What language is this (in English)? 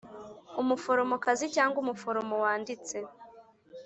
Kinyarwanda